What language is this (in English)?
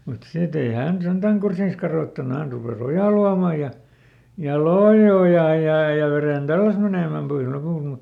Finnish